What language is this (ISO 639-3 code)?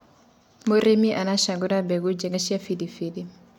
kik